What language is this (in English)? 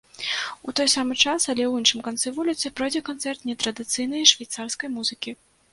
Belarusian